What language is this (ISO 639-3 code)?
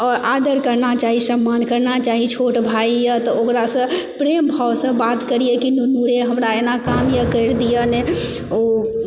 mai